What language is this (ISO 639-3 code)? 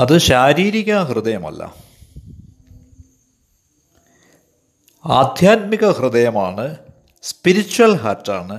mal